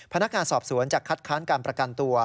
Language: Thai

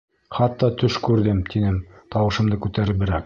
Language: Bashkir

